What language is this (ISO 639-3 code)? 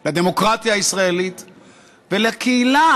heb